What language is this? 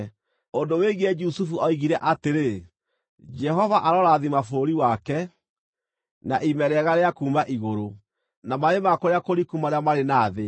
Kikuyu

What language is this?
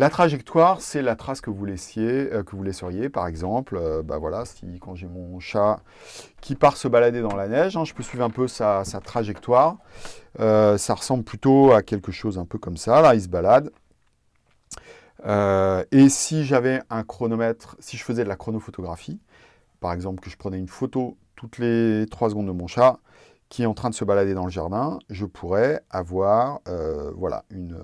French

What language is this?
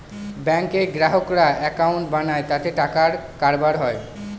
Bangla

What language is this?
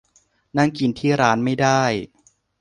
Thai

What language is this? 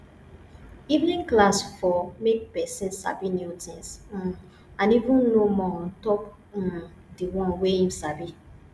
Nigerian Pidgin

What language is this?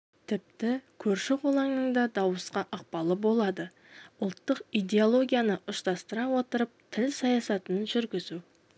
Kazakh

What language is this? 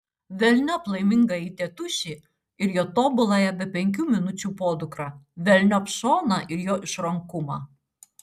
Lithuanian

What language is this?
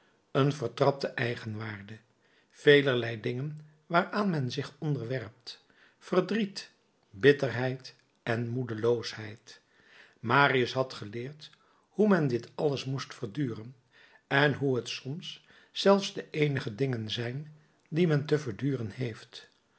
Dutch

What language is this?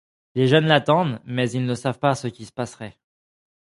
French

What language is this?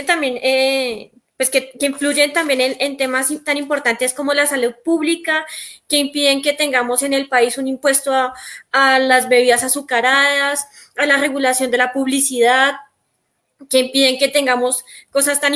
Spanish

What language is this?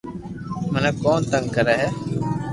Loarki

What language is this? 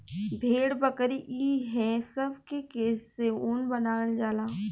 Bhojpuri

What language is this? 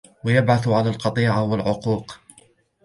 Arabic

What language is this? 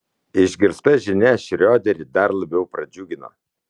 Lithuanian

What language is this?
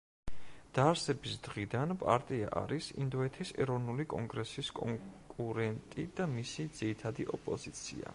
Georgian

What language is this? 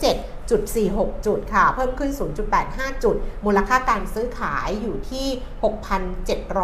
Thai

